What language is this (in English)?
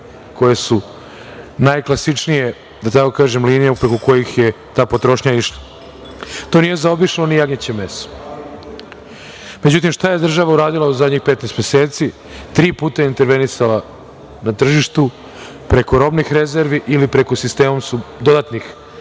Serbian